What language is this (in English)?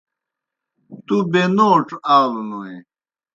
Kohistani Shina